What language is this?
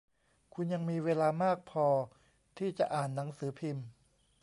Thai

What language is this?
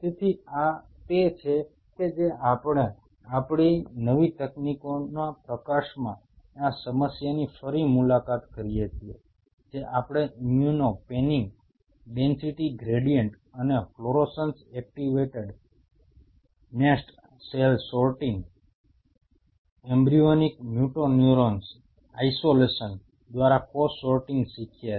Gujarati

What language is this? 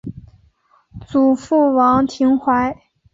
Chinese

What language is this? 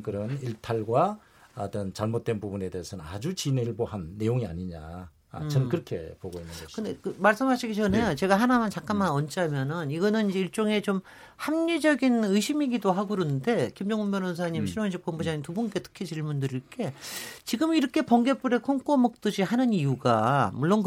Korean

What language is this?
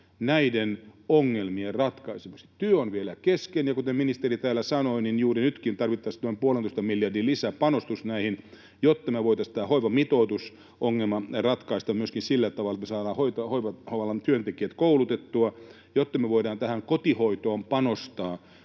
Finnish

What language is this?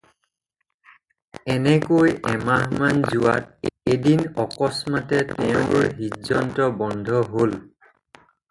Assamese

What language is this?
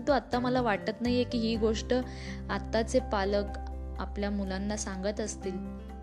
Marathi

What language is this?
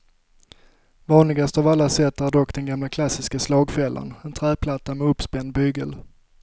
Swedish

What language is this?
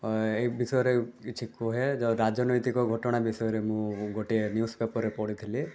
Odia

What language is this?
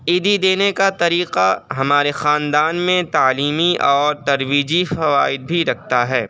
Urdu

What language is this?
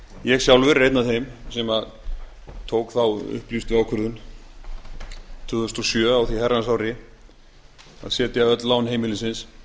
Icelandic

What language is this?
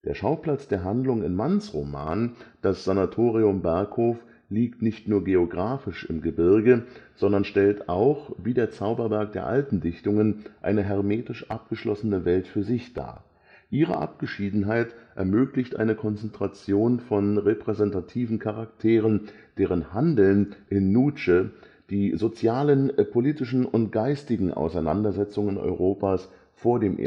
German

